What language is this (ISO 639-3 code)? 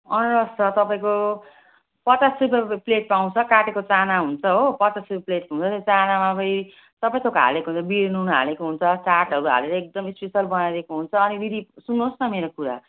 nep